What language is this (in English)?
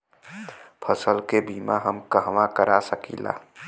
Bhojpuri